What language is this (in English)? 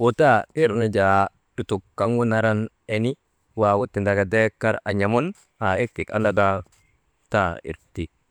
Maba